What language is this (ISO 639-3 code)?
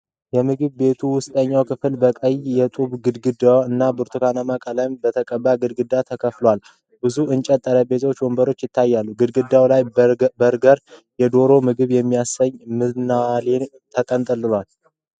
amh